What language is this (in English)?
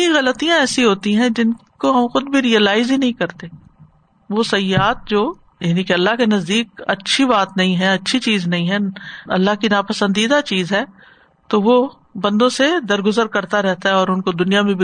Urdu